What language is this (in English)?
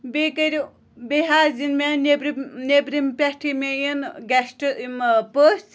Kashmiri